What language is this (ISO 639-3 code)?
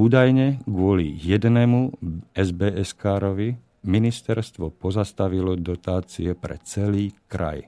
slk